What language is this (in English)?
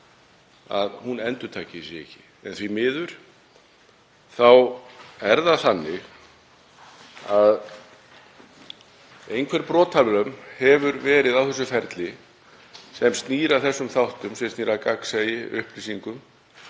Icelandic